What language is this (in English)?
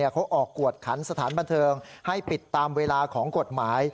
Thai